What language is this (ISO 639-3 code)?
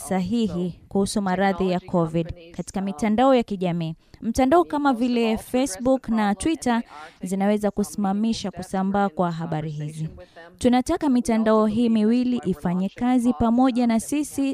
swa